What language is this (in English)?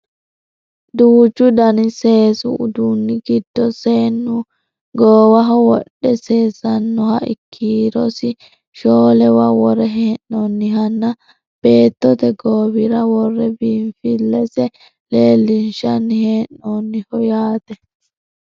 Sidamo